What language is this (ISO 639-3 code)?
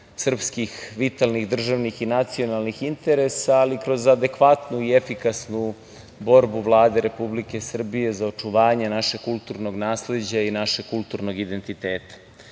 srp